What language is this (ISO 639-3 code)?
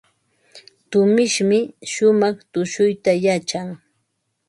qva